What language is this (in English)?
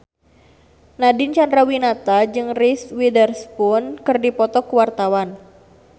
Sundanese